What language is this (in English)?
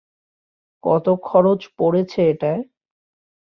Bangla